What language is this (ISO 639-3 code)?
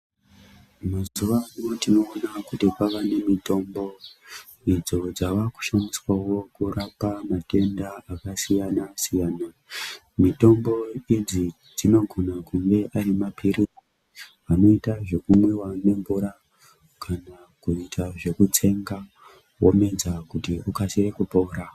ndc